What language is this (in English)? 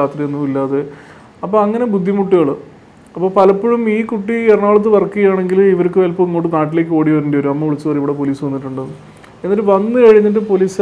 Malayalam